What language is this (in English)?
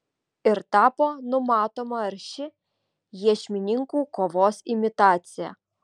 Lithuanian